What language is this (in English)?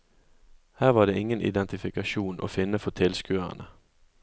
Norwegian